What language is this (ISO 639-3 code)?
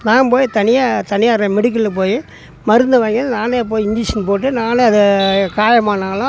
tam